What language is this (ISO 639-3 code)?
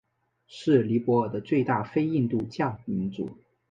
zho